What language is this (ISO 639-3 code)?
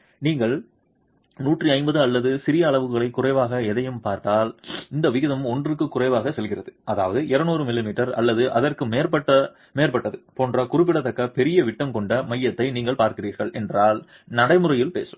tam